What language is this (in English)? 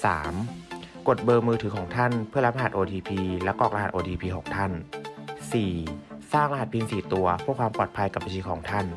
Thai